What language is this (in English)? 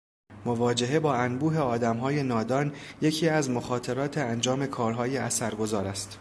Persian